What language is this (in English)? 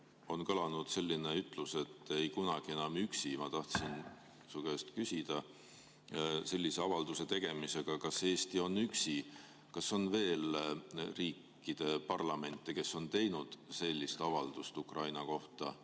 Estonian